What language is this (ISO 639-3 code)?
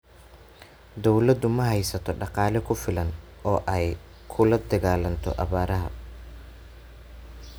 som